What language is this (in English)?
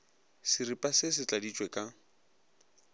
Northern Sotho